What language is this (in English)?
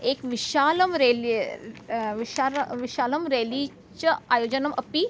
Sanskrit